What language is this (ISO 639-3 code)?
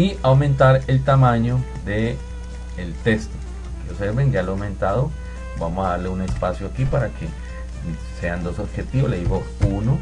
spa